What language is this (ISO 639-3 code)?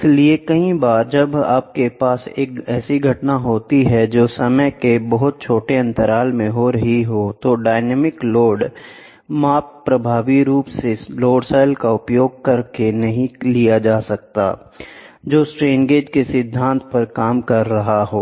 hin